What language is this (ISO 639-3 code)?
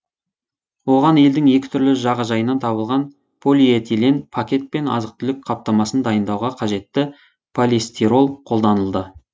kaz